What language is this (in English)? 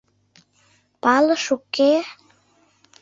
Mari